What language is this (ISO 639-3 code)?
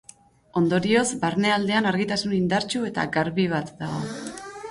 eus